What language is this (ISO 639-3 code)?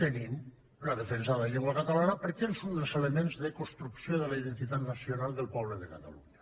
cat